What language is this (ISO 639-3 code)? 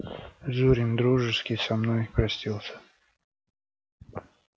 rus